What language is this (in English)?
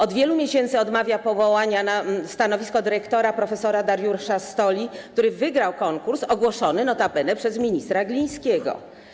Polish